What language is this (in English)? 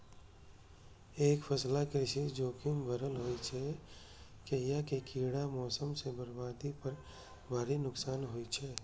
Maithili